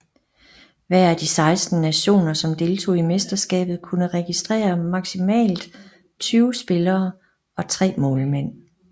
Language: Danish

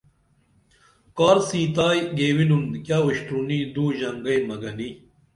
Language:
Dameli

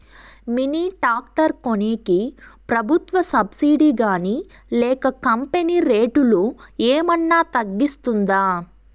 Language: Telugu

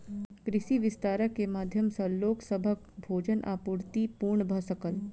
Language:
Maithili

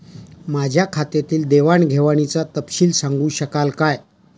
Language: Marathi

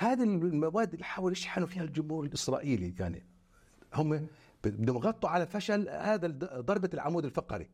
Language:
Arabic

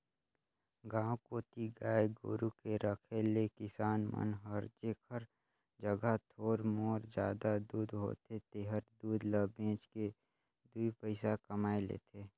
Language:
Chhattisgarhi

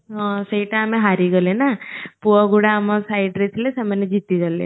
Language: Odia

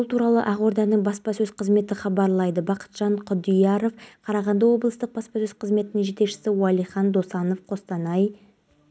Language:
Kazakh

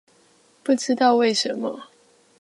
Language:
Chinese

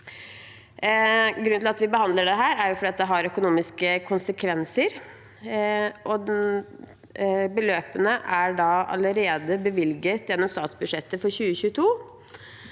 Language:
Norwegian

